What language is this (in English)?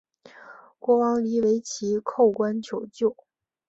Chinese